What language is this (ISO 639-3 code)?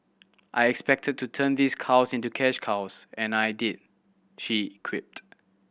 eng